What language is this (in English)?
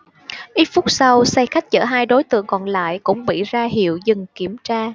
Vietnamese